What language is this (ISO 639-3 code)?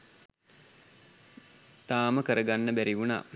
sin